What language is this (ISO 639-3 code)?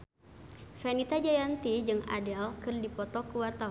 sun